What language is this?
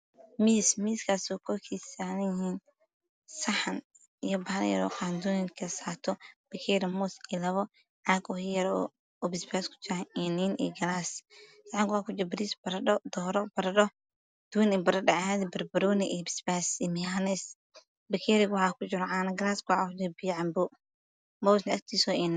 Somali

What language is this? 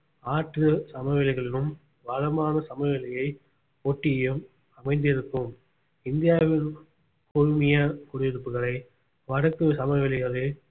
Tamil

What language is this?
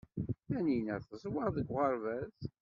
Kabyle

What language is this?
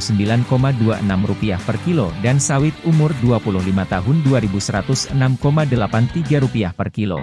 Indonesian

